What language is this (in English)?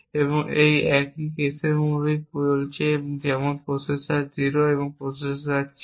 Bangla